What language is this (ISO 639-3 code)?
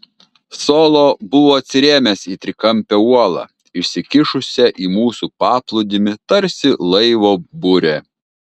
lit